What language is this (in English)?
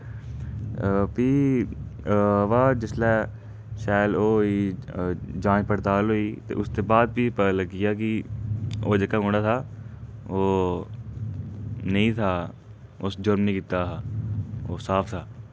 Dogri